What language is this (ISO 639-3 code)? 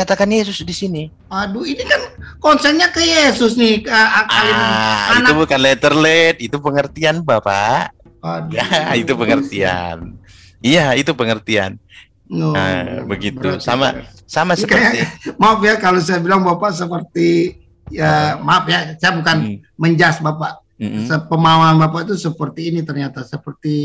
ind